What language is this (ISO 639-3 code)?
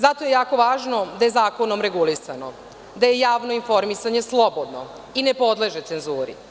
srp